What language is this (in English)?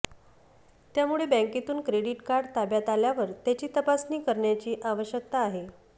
Marathi